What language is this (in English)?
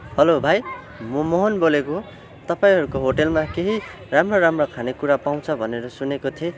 Nepali